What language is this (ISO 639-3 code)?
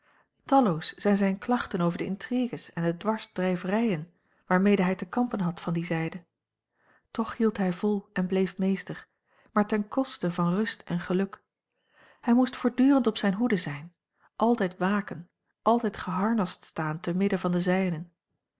nld